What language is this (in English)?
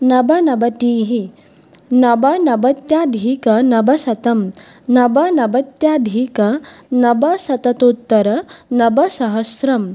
Sanskrit